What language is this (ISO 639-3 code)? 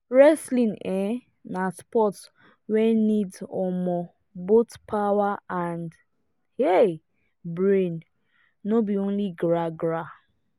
pcm